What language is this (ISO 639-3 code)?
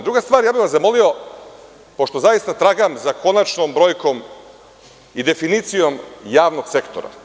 srp